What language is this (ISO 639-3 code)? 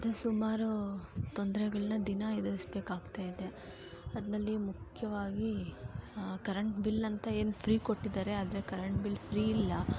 kan